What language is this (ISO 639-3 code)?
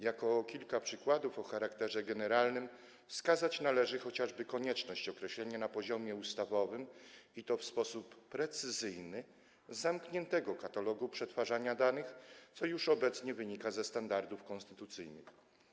pol